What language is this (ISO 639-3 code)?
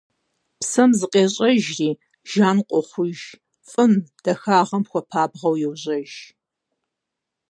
kbd